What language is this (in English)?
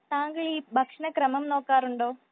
Malayalam